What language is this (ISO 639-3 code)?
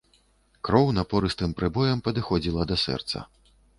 bel